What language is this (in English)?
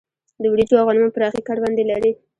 Pashto